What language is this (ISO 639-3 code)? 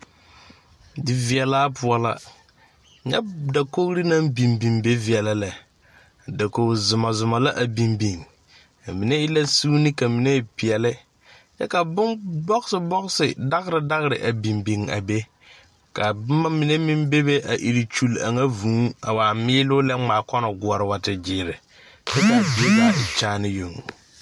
dga